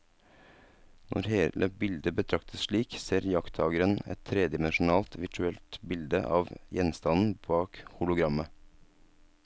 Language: Norwegian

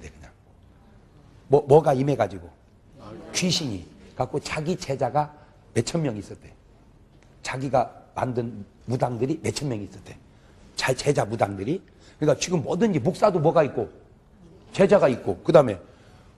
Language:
Korean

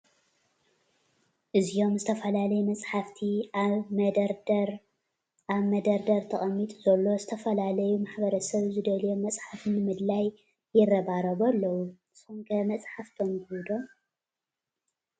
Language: Tigrinya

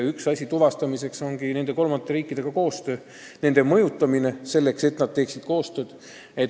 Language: Estonian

